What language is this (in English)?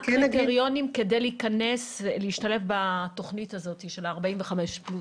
Hebrew